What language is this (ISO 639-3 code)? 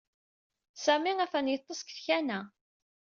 kab